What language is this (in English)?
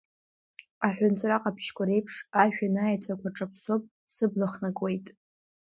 Abkhazian